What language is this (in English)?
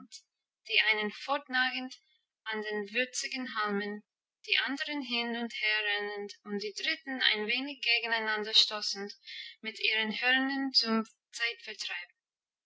German